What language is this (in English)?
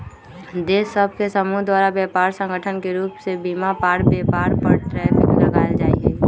Magahi